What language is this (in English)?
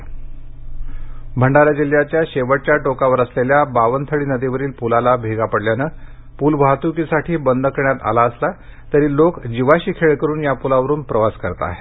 Marathi